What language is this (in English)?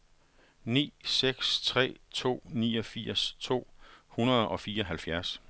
Danish